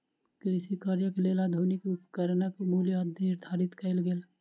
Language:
Maithili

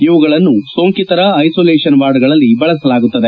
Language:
Kannada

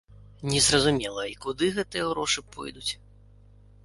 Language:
Belarusian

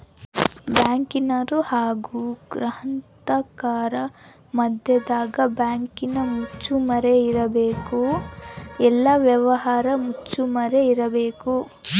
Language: Kannada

